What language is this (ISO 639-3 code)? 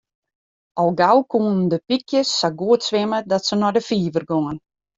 fry